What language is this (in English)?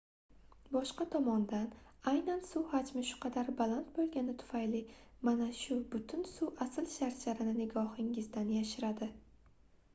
Uzbek